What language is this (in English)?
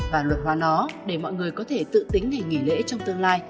Vietnamese